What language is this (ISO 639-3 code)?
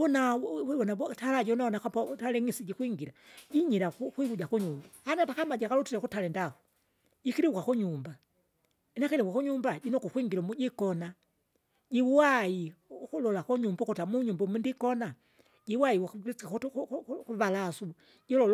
zga